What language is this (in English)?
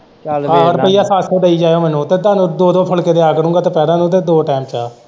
Punjabi